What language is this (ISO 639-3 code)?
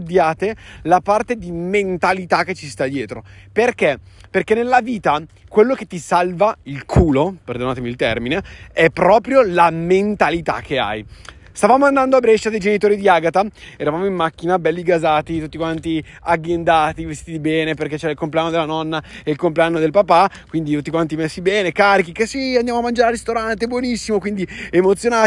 ita